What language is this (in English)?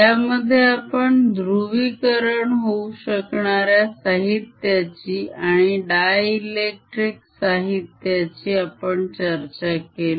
Marathi